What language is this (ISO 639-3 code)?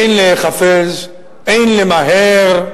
heb